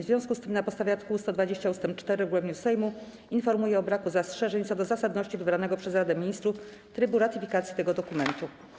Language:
Polish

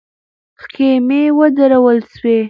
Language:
Pashto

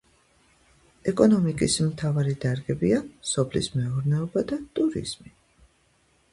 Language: Georgian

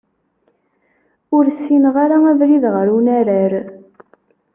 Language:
Kabyle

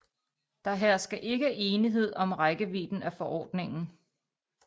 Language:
Danish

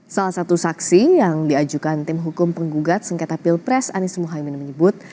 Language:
Indonesian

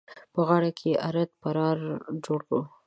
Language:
Pashto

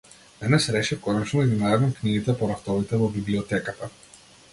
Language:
Macedonian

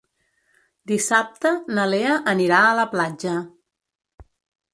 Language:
Catalan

